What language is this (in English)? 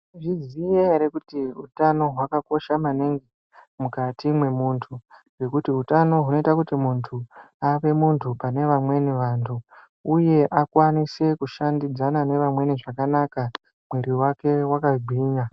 Ndau